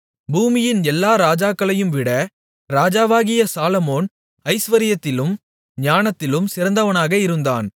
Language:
Tamil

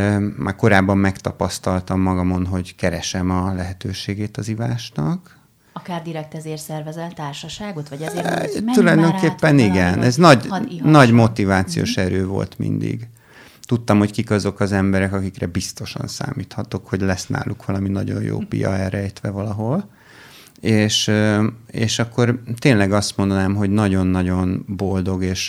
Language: Hungarian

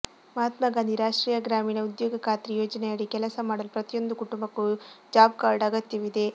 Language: Kannada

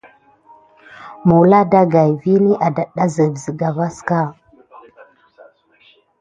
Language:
Gidar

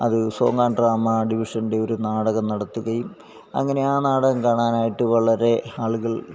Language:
Malayalam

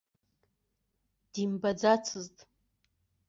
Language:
Abkhazian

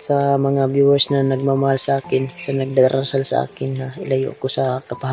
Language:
Filipino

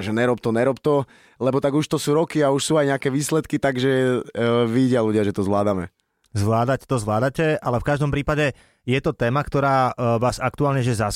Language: Slovak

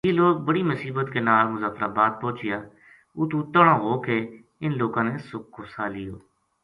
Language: Gujari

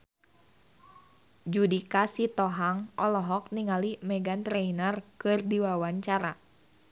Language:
Sundanese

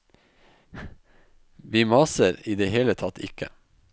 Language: Norwegian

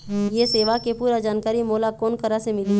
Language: Chhattisgarhi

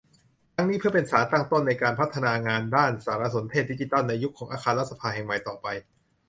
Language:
Thai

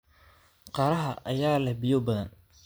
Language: Somali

